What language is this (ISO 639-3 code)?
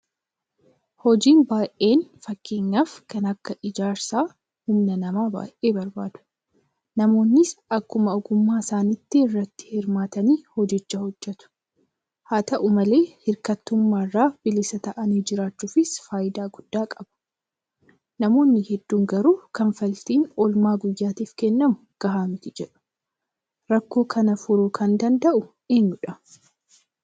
orm